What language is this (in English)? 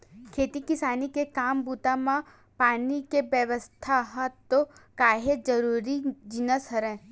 Chhattisgarhi